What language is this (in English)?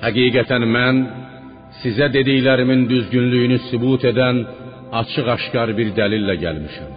Persian